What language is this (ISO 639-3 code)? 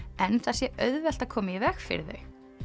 isl